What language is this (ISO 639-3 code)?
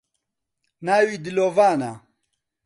ckb